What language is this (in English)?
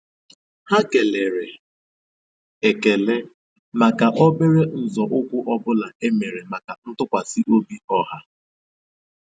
Igbo